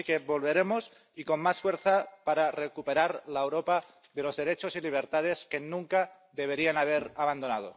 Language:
Spanish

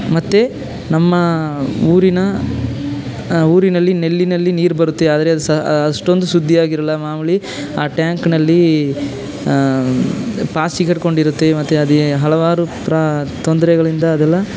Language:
Kannada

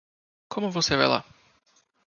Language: Portuguese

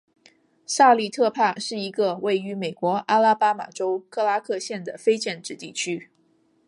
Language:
Chinese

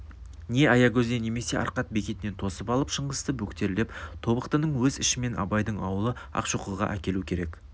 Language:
Kazakh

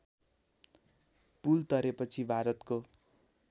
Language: Nepali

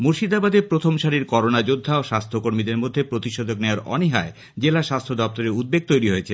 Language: Bangla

